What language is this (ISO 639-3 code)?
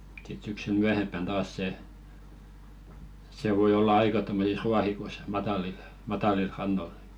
fin